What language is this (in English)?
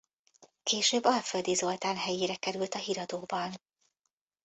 Hungarian